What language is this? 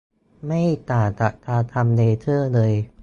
Thai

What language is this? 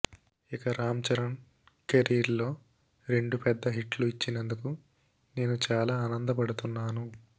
Telugu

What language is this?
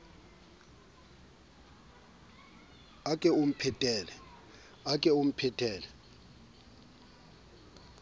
Southern Sotho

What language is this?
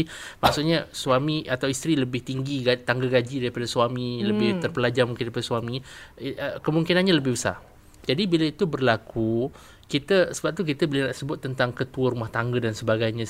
Malay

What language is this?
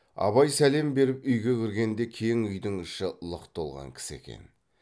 Kazakh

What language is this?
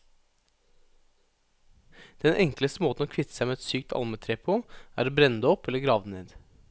Norwegian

